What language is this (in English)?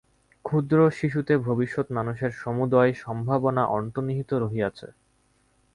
Bangla